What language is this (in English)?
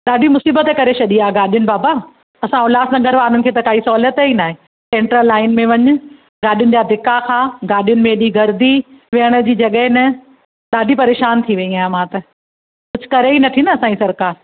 Sindhi